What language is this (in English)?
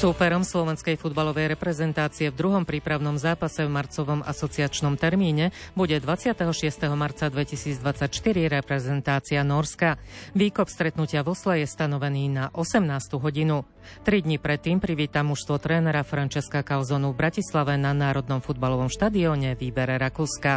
Slovak